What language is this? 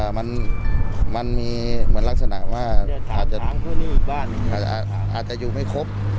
Thai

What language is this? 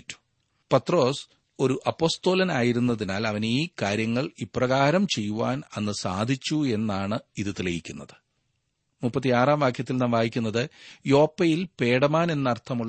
Malayalam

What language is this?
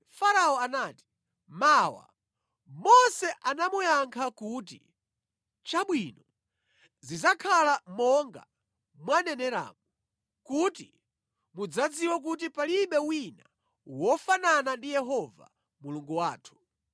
Nyanja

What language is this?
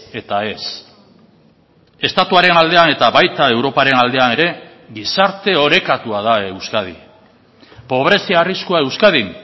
Basque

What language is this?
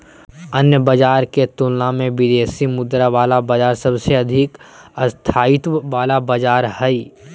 Magahi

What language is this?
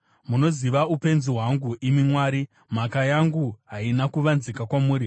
Shona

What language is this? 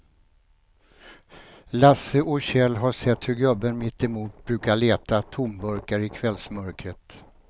Swedish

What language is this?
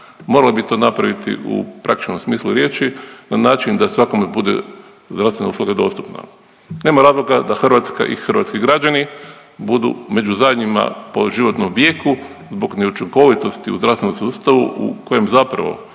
Croatian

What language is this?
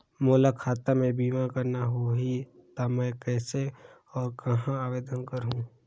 Chhattisgarhi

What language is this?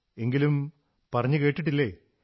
Malayalam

